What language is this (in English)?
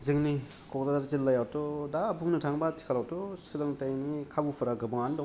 Bodo